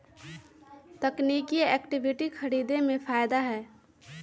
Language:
Magahi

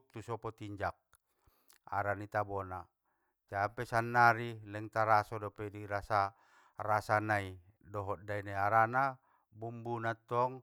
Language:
Batak Mandailing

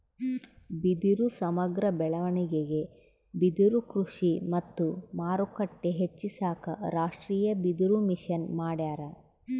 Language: Kannada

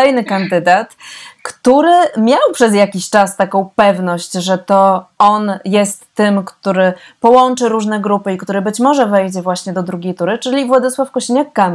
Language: Polish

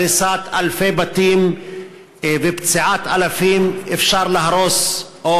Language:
Hebrew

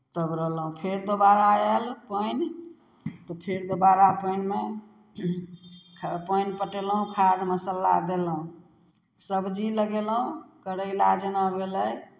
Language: Maithili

